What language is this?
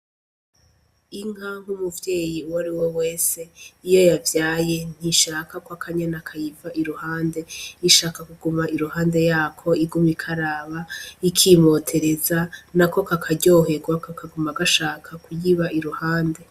Rundi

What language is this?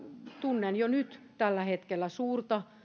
Finnish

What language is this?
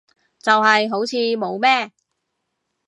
Cantonese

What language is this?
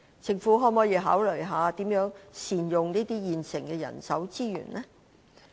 Cantonese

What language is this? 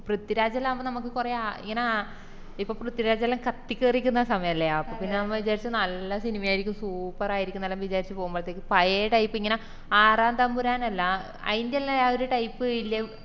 Malayalam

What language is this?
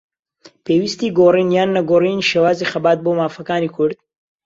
Central Kurdish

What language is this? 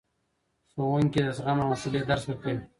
Pashto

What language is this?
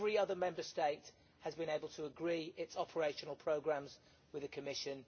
English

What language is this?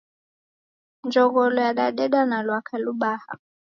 Taita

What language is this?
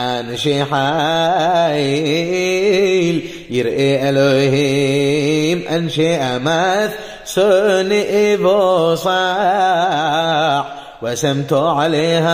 Arabic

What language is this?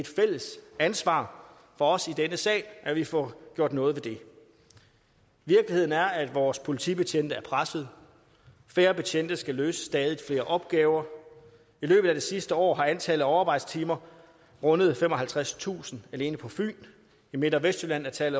Danish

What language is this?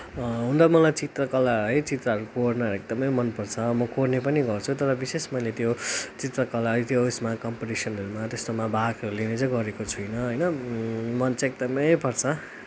Nepali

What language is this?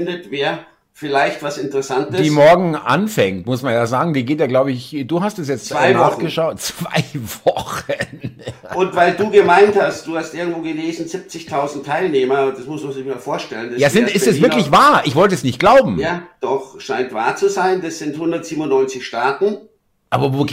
German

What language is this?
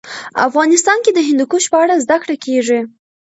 Pashto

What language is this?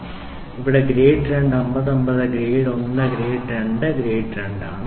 Malayalam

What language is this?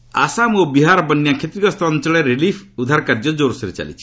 Odia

